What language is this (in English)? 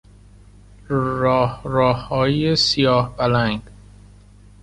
Persian